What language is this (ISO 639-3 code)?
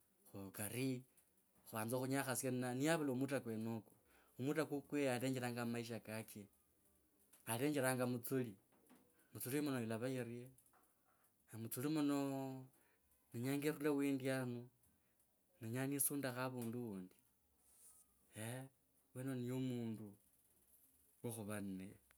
lkb